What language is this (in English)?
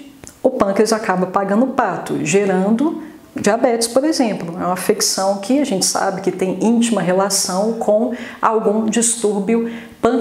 Portuguese